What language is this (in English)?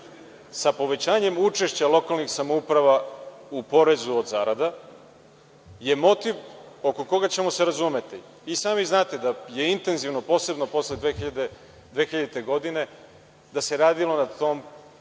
Serbian